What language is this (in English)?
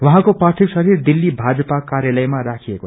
Nepali